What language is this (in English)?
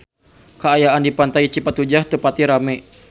Sundanese